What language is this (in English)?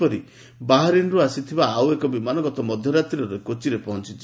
Odia